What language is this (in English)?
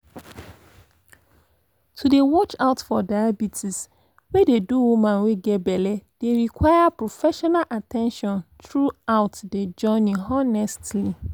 Nigerian Pidgin